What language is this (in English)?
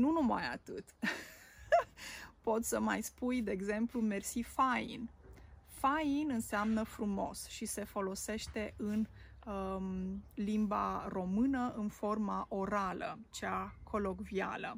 Romanian